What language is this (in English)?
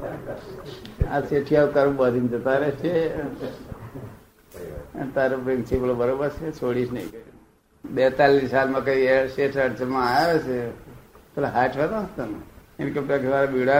Gujarati